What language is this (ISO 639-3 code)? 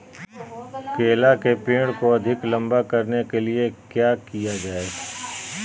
mag